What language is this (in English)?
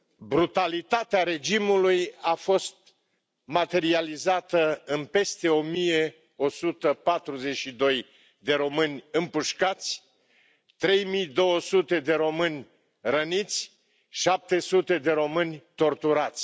Romanian